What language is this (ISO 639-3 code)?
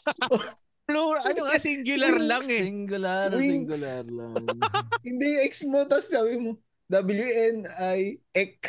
fil